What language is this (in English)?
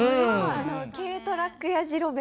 Japanese